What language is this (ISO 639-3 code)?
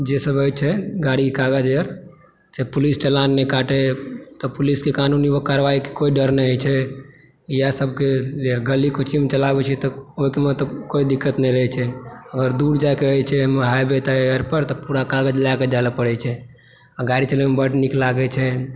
mai